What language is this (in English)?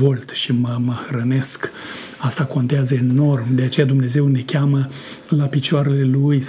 Romanian